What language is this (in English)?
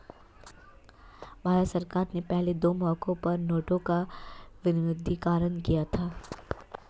Hindi